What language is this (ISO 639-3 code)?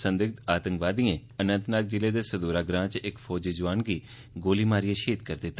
doi